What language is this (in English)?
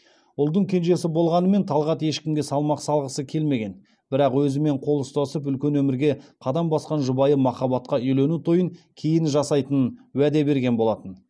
Kazakh